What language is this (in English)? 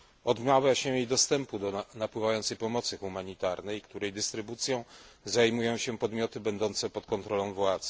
Polish